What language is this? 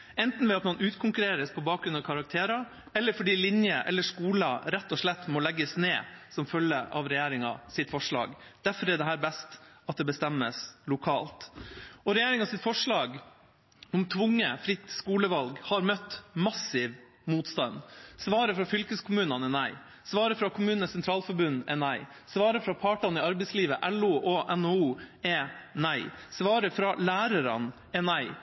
Norwegian Bokmål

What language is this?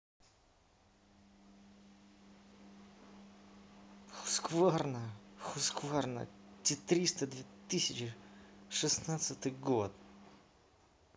Russian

